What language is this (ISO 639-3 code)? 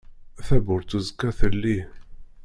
kab